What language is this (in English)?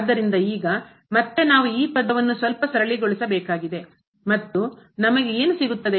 Kannada